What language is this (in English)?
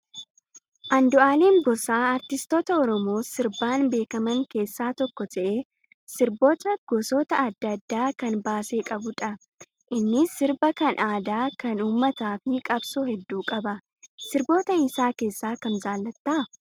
Oromo